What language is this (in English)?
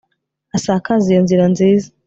Kinyarwanda